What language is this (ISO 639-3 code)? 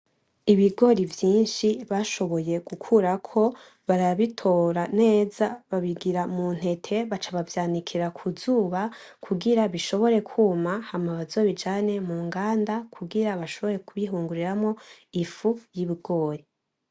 run